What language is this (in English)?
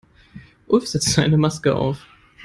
German